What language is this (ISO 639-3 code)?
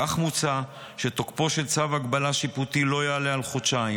heb